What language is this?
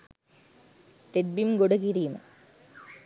Sinhala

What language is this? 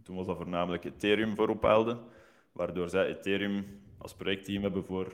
Dutch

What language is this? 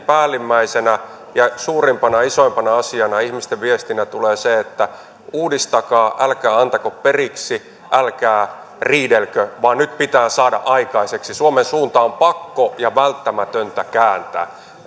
Finnish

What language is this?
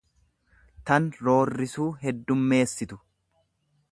Oromo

